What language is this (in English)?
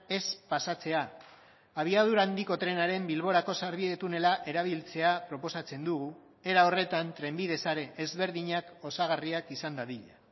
Basque